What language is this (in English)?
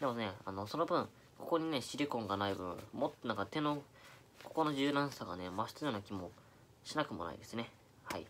Japanese